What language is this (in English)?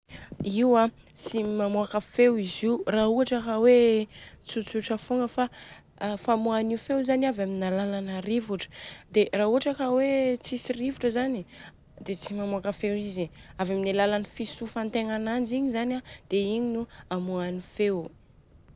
Southern Betsimisaraka Malagasy